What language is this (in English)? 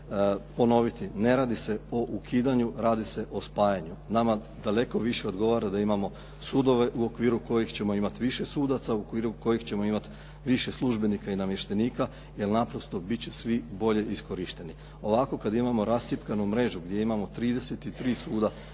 Croatian